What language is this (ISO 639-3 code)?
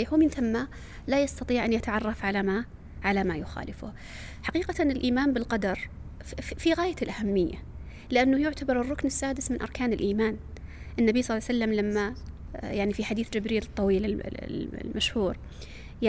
ara